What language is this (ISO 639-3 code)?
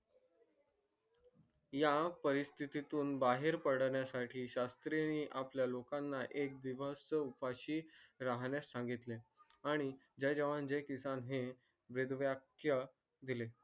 mar